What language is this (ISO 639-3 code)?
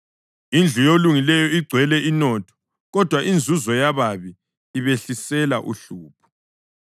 nde